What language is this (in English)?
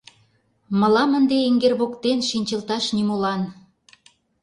Mari